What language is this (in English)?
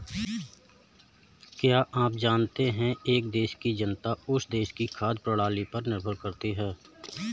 Hindi